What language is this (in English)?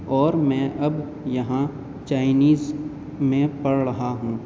Urdu